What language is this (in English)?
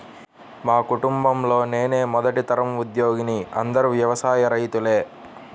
Telugu